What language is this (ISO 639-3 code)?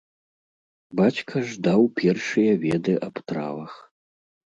bel